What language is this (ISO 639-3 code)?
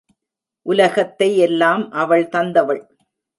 tam